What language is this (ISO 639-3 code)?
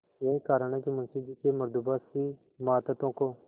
hin